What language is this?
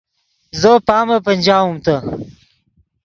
Yidgha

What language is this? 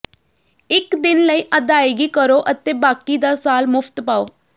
Punjabi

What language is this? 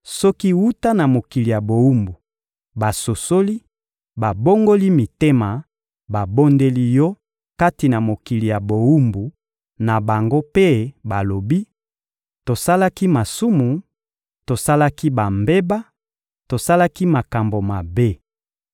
Lingala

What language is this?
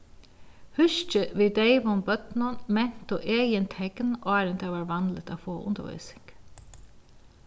Faroese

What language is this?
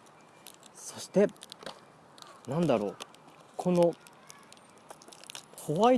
Japanese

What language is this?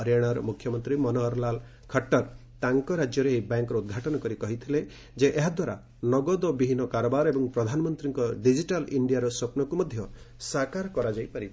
Odia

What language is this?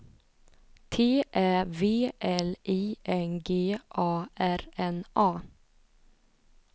Swedish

